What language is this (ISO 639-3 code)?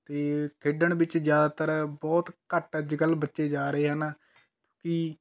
pan